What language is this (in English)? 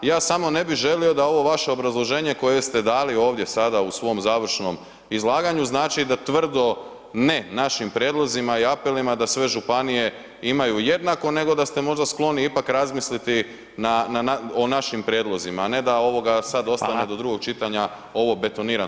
Croatian